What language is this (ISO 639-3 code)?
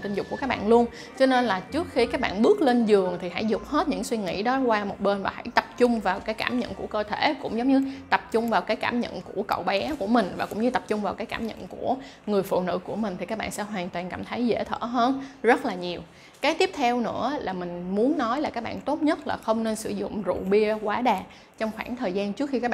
vie